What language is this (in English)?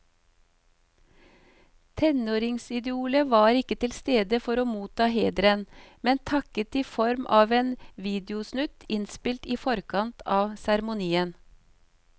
Norwegian